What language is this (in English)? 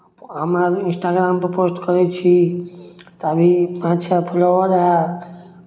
Maithili